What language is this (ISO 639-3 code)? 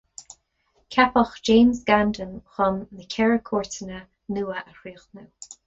gle